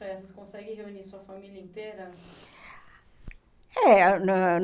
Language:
Portuguese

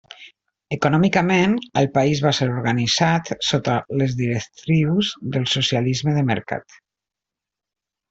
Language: Catalan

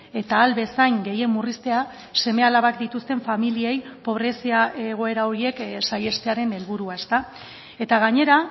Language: Basque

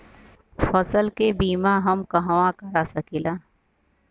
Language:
Bhojpuri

